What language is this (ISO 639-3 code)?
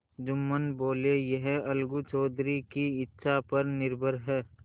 hin